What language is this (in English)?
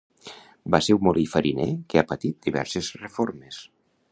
Catalan